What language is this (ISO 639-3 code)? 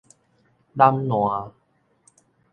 nan